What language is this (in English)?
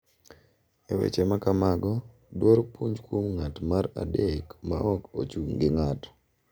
Luo (Kenya and Tanzania)